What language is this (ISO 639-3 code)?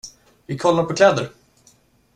swe